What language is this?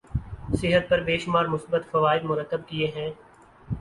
Urdu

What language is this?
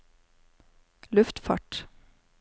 Norwegian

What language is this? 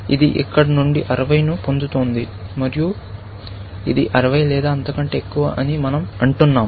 Telugu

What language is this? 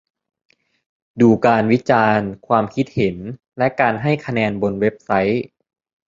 Thai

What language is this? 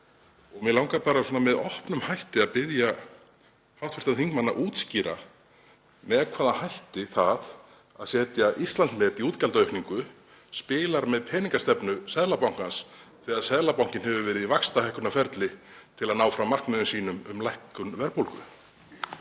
Icelandic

